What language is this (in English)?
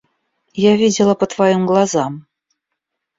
Russian